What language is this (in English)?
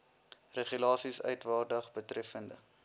Afrikaans